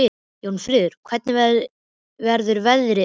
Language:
Icelandic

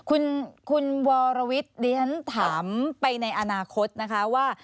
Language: Thai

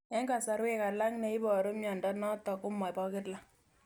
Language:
Kalenjin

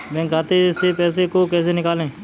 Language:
Hindi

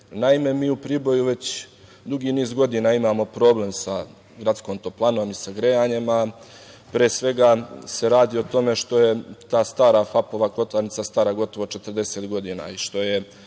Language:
Serbian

